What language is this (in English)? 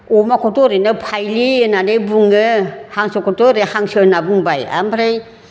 Bodo